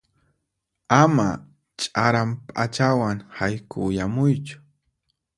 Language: Puno Quechua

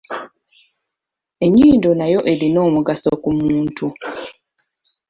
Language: Ganda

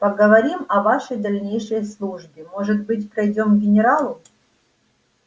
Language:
Russian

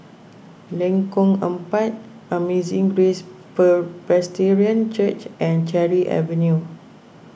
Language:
English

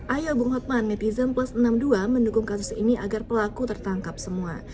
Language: Indonesian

